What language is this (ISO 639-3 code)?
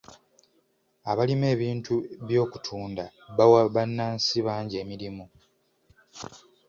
lug